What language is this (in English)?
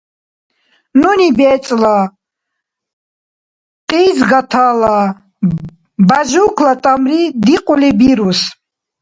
Dargwa